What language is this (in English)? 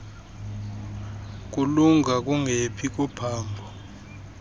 Xhosa